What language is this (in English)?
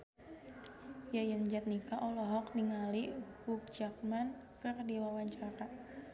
Sundanese